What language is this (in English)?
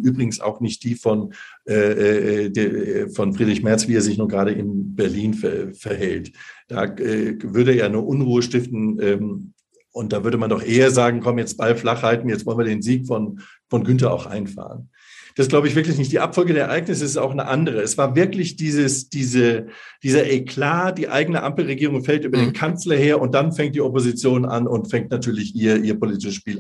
German